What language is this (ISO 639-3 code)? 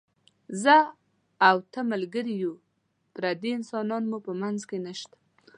pus